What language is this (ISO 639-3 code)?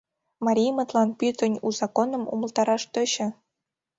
chm